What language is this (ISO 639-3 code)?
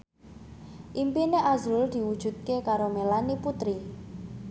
jav